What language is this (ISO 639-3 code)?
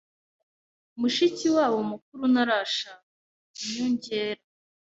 kin